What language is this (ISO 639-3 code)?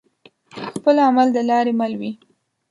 pus